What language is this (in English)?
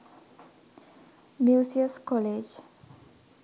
Sinhala